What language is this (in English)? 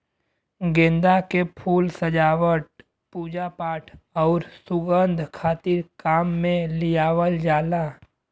Bhojpuri